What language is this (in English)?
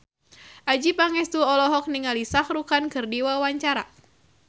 Sundanese